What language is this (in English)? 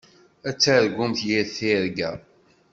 Kabyle